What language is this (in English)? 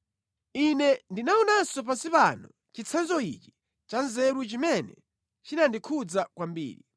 Nyanja